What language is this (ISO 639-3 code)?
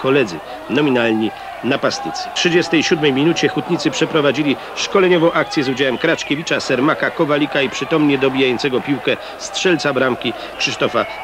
pol